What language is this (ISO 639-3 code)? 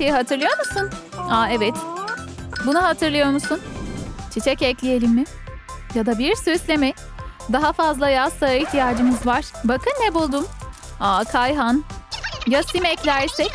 tur